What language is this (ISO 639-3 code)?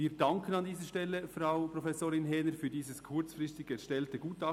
gsw